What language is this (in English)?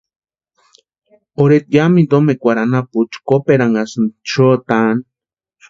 Western Highland Purepecha